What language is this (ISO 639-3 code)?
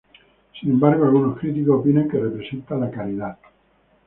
spa